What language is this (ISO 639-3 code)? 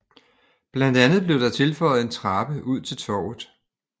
dan